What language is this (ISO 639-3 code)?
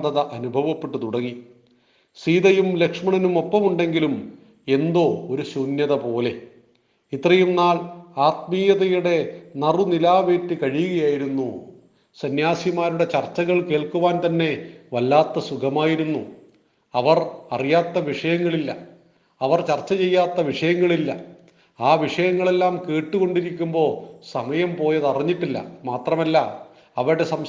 mal